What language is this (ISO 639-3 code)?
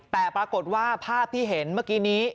tha